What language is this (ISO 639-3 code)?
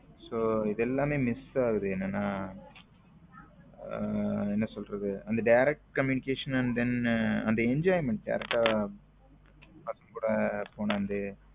tam